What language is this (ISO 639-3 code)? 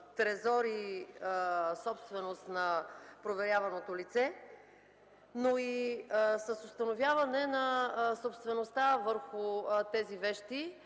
bul